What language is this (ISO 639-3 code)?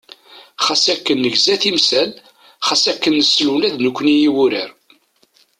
kab